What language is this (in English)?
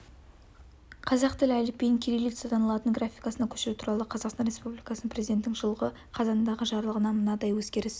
Kazakh